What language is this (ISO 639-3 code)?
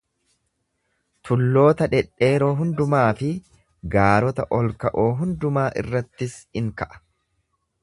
orm